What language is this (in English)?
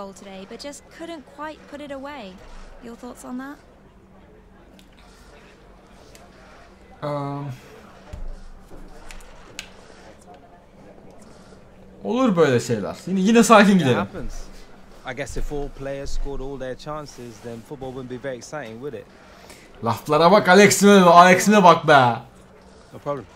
Turkish